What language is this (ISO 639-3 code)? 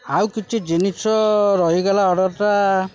ori